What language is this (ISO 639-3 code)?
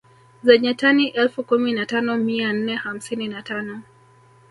swa